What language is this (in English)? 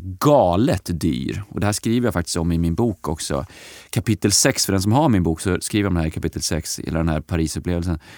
Swedish